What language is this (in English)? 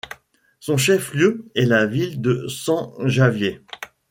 French